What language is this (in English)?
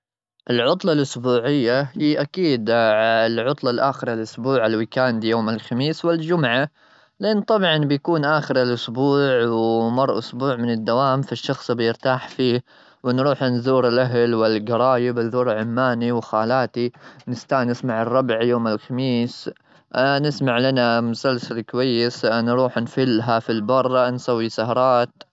Gulf Arabic